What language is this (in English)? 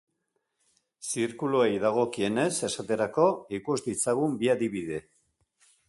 Basque